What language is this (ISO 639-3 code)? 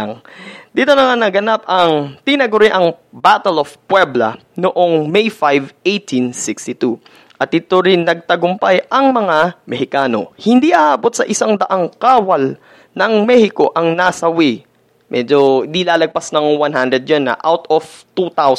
fil